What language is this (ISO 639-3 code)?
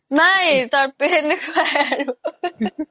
asm